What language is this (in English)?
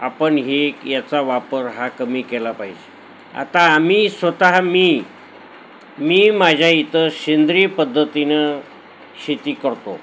Marathi